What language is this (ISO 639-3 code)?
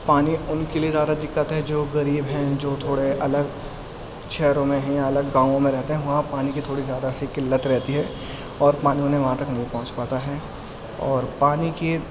urd